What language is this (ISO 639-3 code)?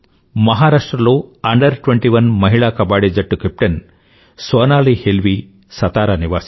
tel